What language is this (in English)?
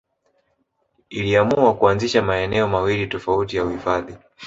Swahili